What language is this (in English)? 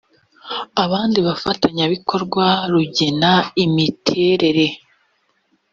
Kinyarwanda